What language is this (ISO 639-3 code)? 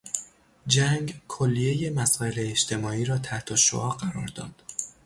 fas